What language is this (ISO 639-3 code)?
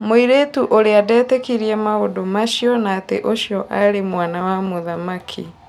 kik